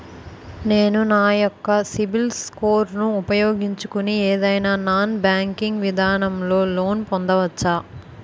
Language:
Telugu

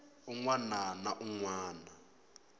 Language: Tsonga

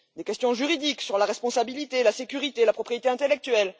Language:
French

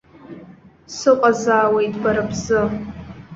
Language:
Abkhazian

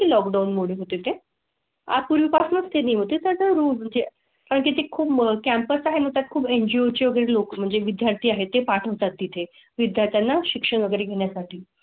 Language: Marathi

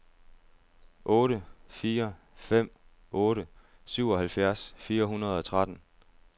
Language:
Danish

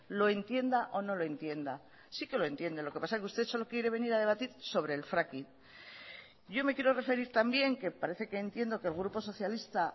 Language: Spanish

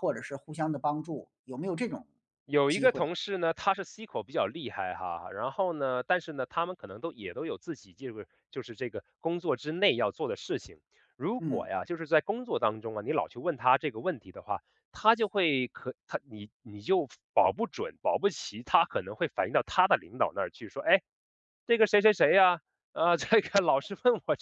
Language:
Chinese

